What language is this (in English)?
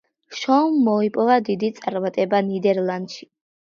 Georgian